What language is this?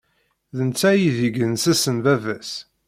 Kabyle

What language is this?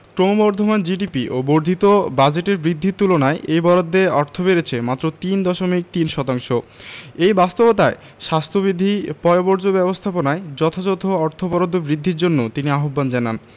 Bangla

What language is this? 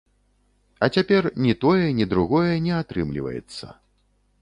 Belarusian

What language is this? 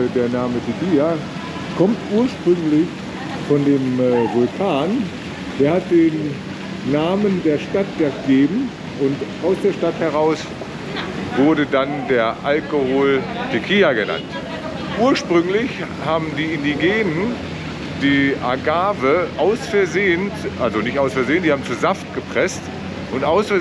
German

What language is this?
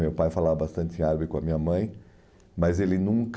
Portuguese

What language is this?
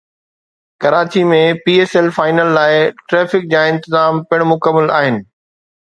Sindhi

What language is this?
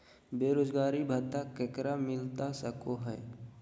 Magahi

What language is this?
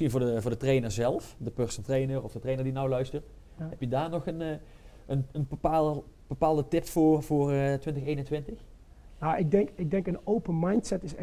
Dutch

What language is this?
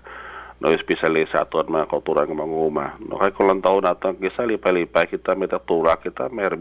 Filipino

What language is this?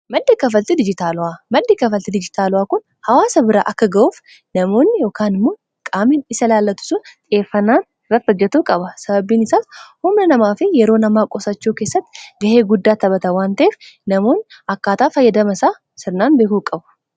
Oromo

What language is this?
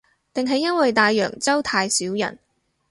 Cantonese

